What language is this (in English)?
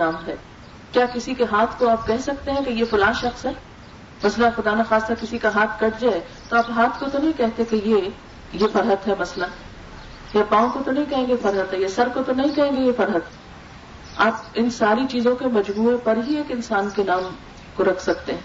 Urdu